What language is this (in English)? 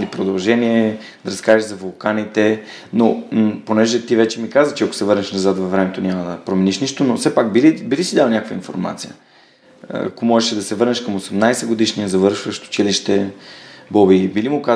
Bulgarian